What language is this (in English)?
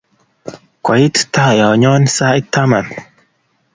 Kalenjin